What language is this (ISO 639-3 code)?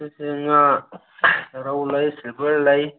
mni